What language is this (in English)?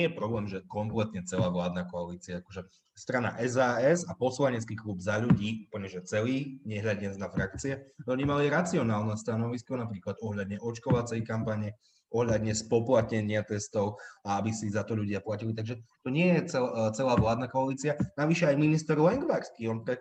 Slovak